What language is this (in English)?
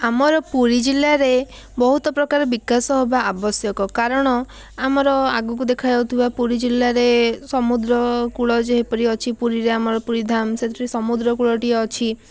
Odia